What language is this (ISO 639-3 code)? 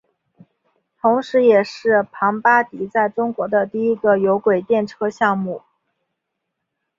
zho